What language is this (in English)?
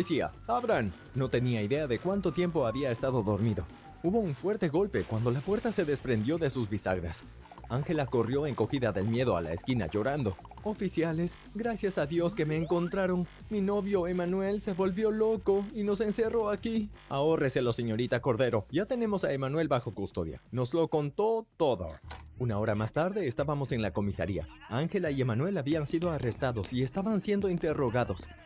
Spanish